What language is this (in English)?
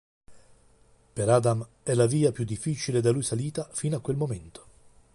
Italian